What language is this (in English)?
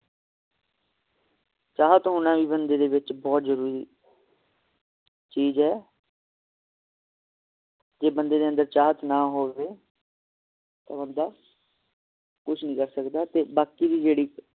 Punjabi